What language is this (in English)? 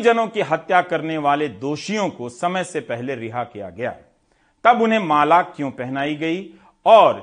Hindi